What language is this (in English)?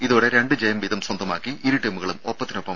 Malayalam